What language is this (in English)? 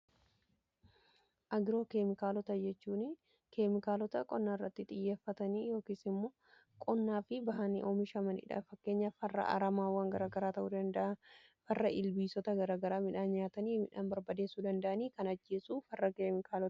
Oromo